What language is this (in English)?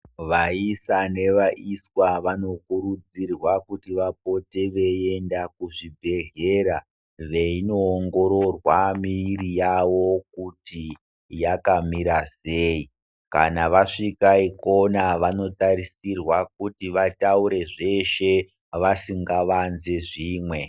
Ndau